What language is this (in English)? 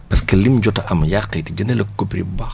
Wolof